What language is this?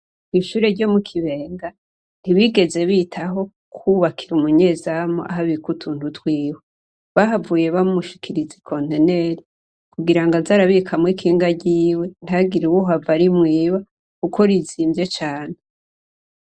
Rundi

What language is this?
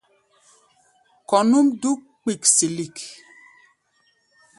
Gbaya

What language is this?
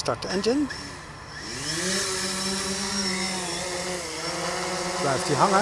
Dutch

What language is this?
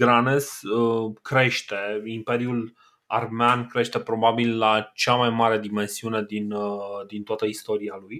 Romanian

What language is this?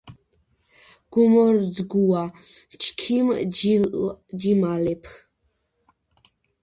Georgian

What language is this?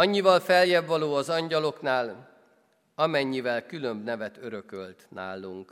Hungarian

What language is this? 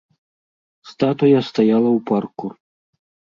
Belarusian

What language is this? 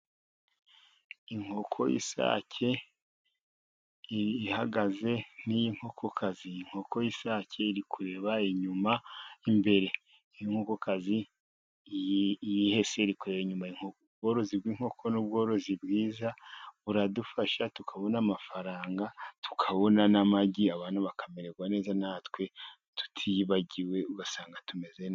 Kinyarwanda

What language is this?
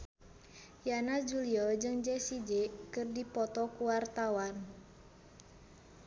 Sundanese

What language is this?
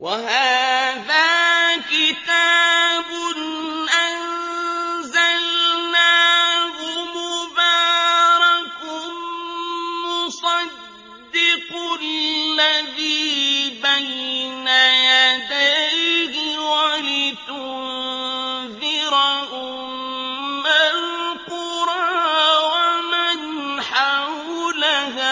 Arabic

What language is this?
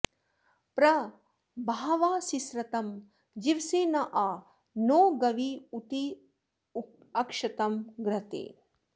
Sanskrit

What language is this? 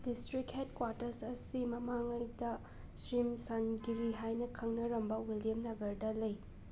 Manipuri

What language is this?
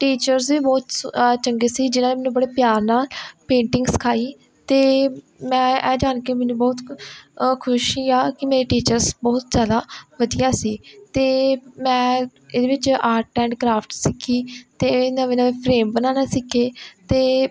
Punjabi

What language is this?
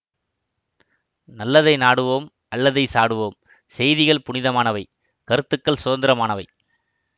Tamil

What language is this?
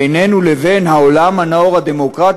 Hebrew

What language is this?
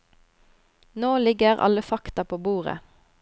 Norwegian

